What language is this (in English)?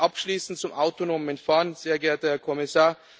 German